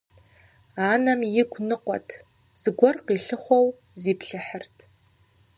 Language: Kabardian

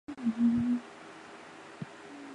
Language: Chinese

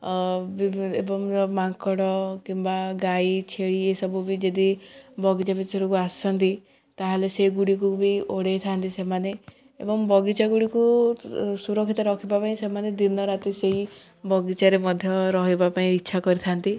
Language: Odia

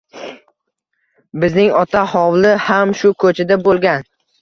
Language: Uzbek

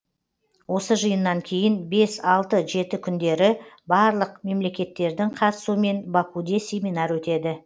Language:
Kazakh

